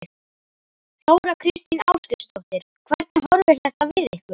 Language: Icelandic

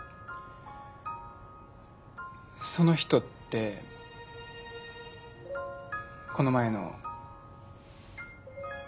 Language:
Japanese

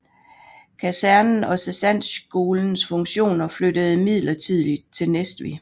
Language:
Danish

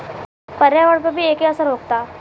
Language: Bhojpuri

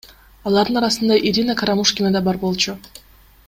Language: Kyrgyz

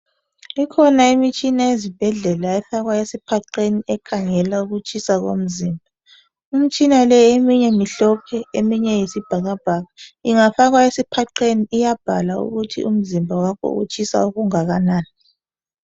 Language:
North Ndebele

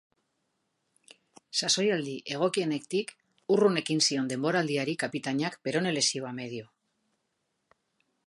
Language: Basque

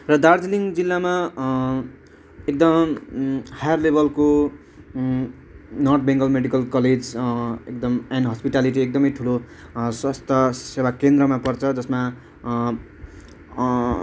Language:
Nepali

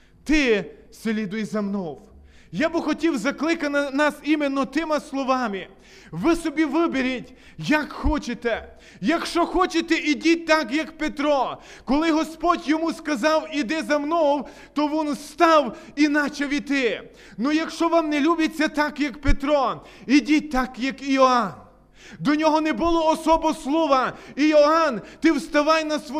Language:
Ukrainian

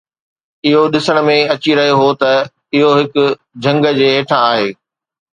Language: Sindhi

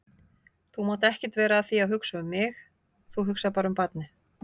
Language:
Icelandic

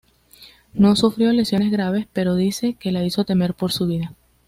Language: Spanish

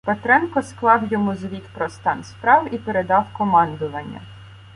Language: Ukrainian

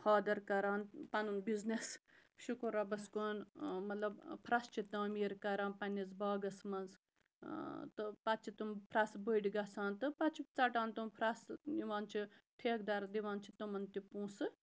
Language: Kashmiri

